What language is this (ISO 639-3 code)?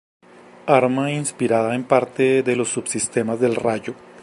spa